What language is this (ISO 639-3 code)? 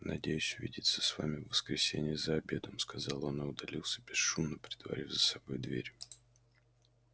rus